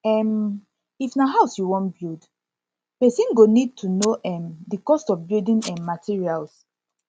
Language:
Nigerian Pidgin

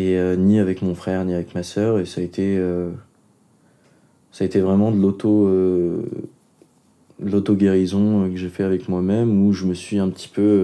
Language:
French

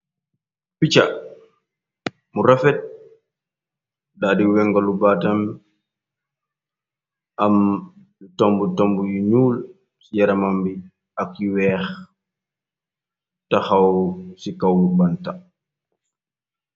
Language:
Wolof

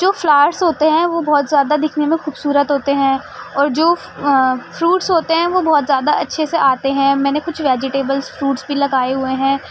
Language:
Urdu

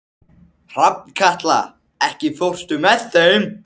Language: Icelandic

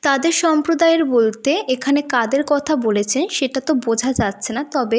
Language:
Bangla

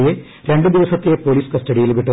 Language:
Malayalam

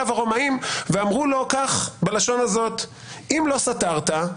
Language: Hebrew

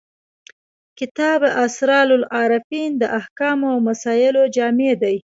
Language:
Pashto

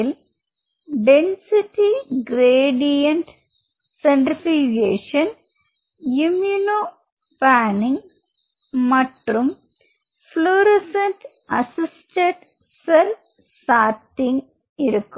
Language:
Tamil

